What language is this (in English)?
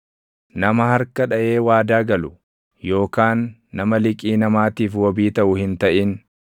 Oromo